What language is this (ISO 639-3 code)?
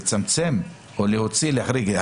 heb